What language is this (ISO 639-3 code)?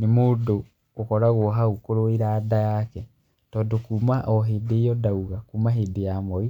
kik